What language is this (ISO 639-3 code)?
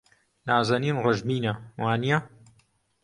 ckb